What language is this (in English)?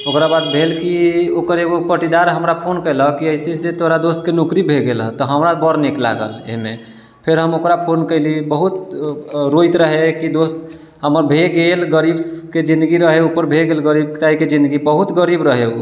Maithili